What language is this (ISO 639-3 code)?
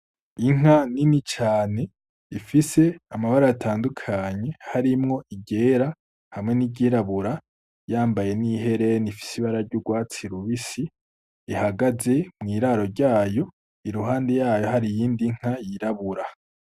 run